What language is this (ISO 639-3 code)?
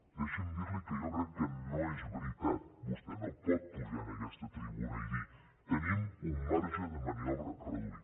cat